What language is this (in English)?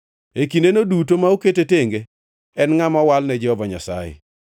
Luo (Kenya and Tanzania)